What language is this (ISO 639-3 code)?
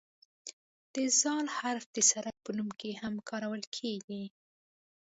pus